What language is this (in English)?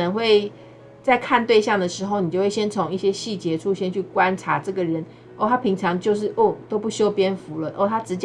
Chinese